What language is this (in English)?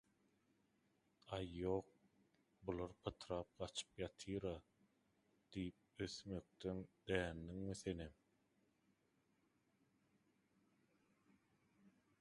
Turkmen